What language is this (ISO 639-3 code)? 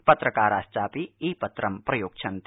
san